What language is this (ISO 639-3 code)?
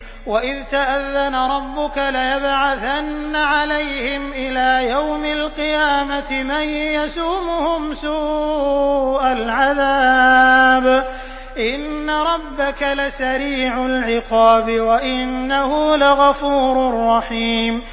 ara